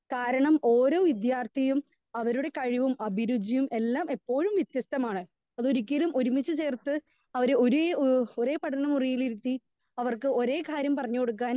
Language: Malayalam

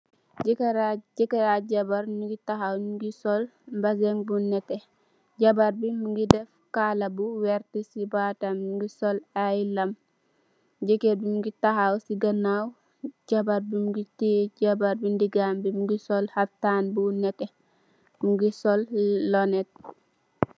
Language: Wolof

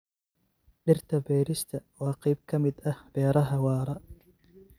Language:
Somali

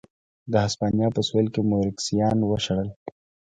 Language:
Pashto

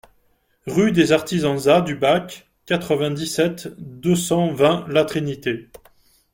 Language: French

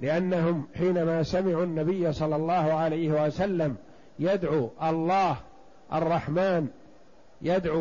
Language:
Arabic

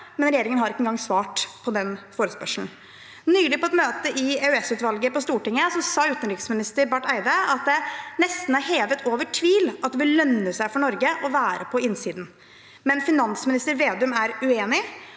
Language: Norwegian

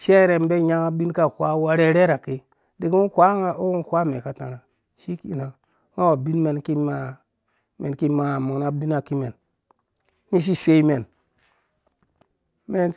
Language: Dũya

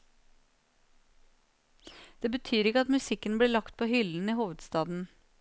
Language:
Norwegian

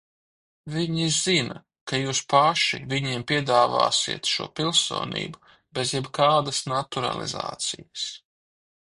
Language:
Latvian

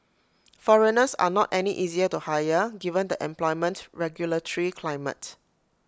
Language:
English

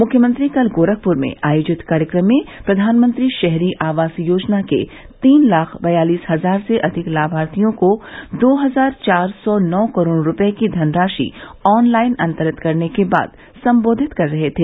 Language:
Hindi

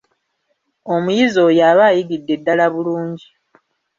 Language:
Ganda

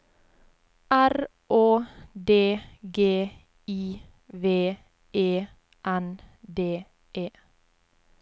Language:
Norwegian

